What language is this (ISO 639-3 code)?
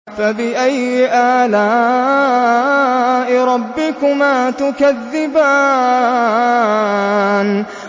ara